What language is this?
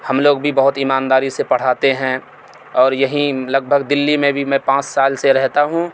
Urdu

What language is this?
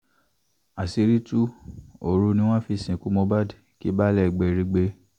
Yoruba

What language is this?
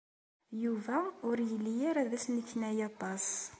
Kabyle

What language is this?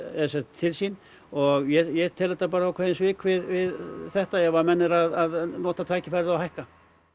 Icelandic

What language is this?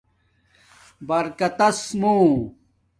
Domaaki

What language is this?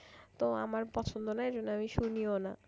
Bangla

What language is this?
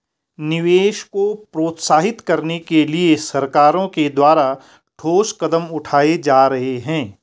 Hindi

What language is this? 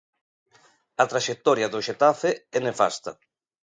Galician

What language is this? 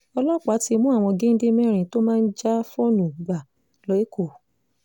Yoruba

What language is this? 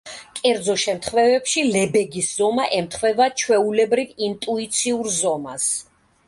Georgian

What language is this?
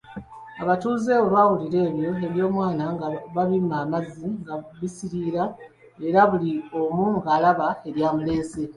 Ganda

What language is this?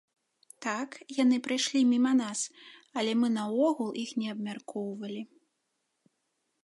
Belarusian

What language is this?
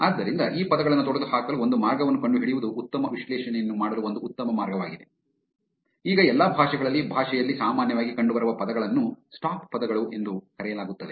Kannada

